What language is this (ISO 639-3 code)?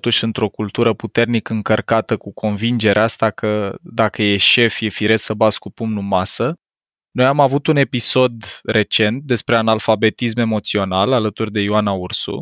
ron